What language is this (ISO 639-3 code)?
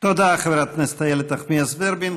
heb